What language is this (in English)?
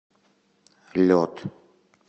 Russian